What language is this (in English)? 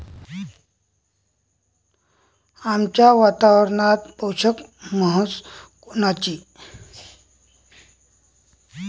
Marathi